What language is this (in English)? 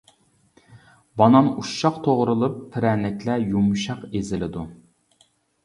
Uyghur